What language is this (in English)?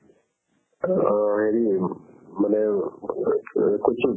Assamese